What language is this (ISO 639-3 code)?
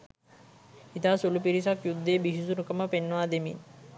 sin